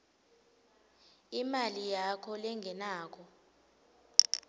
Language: Swati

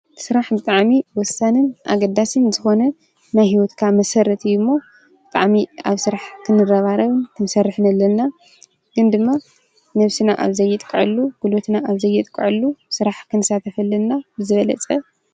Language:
Tigrinya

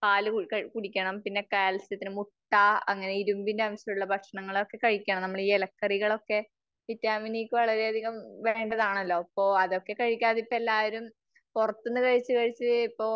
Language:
Malayalam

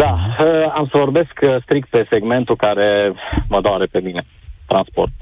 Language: Romanian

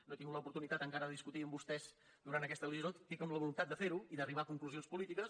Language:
Catalan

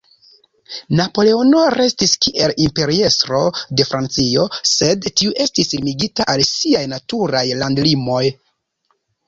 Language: Esperanto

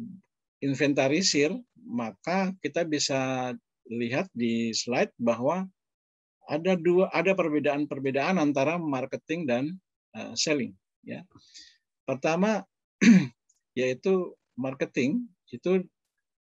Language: Indonesian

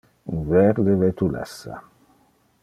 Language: Interlingua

